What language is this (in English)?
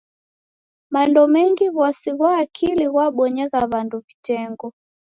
Taita